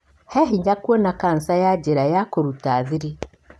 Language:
Kikuyu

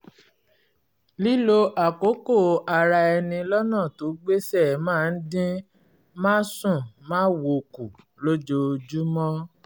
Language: Yoruba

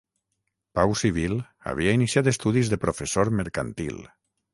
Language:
Catalan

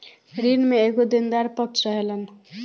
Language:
Bhojpuri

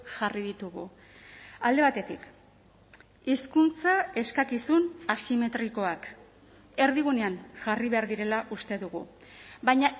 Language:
Basque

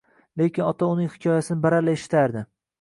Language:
Uzbek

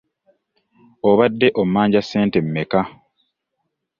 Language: Ganda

